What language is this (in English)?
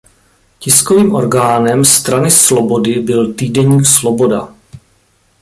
Czech